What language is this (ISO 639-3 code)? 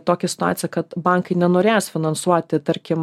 lit